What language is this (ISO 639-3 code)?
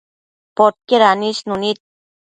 mcf